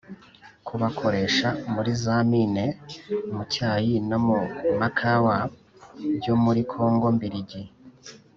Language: Kinyarwanda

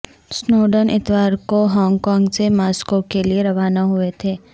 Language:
Urdu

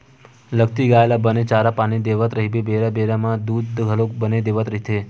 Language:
Chhattisgarhi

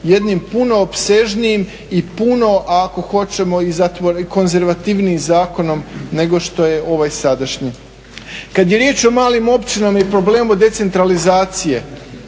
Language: Croatian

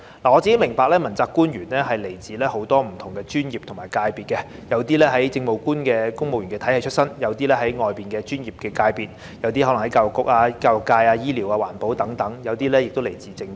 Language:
Cantonese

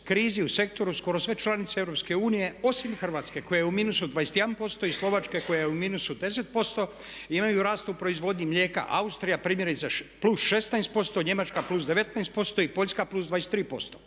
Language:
Croatian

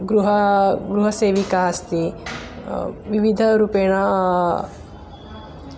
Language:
Sanskrit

